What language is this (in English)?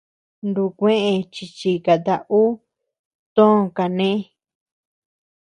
Tepeuxila Cuicatec